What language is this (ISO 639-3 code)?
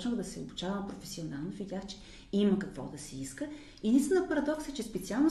bul